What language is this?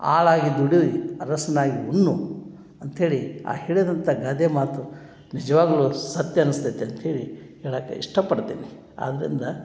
Kannada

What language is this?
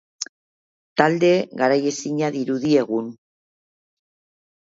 Basque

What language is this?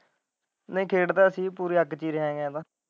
Punjabi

